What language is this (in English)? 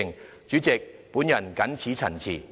Cantonese